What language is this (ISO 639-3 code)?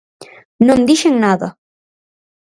glg